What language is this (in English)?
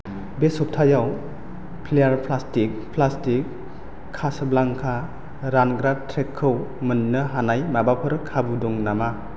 Bodo